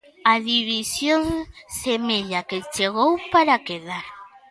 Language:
Galician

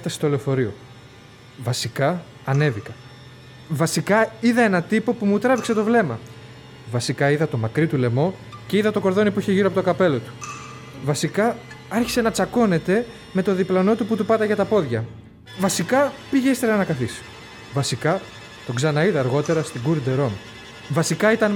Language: Greek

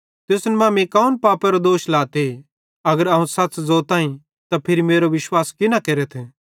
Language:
Bhadrawahi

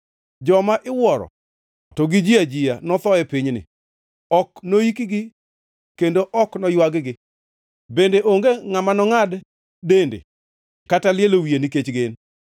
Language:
Luo (Kenya and Tanzania)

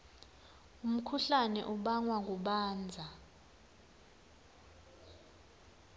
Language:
Swati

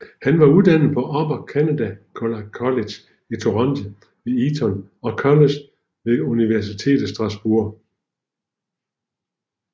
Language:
Danish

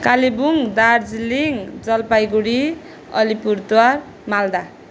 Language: Nepali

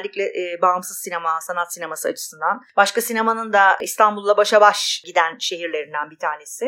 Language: Turkish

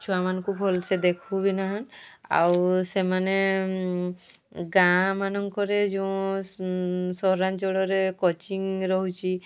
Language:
Odia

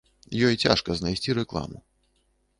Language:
Belarusian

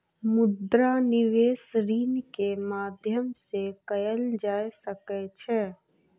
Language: Maithili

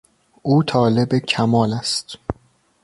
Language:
Persian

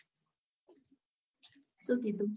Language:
Gujarati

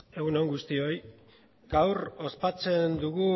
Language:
Basque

